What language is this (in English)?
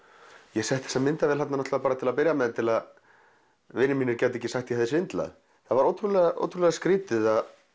Icelandic